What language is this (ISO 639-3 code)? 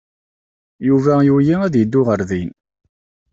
kab